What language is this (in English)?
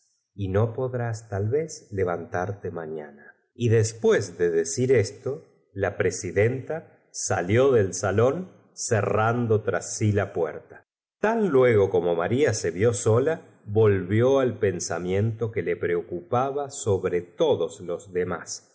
Spanish